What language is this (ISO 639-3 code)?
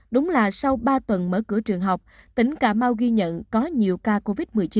vie